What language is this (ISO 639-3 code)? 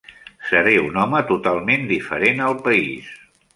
cat